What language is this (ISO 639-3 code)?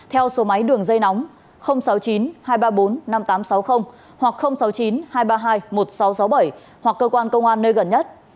vie